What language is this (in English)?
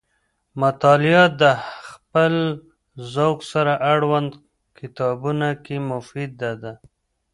Pashto